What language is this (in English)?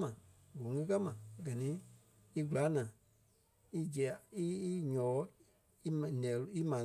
Kpelle